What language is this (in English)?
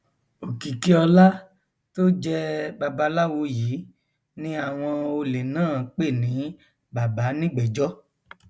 Yoruba